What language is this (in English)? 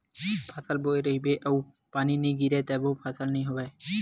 Chhattisgarhi